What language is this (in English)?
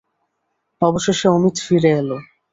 Bangla